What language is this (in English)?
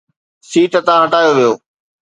Sindhi